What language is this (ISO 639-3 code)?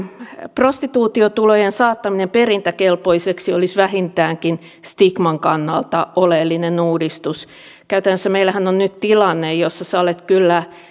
fin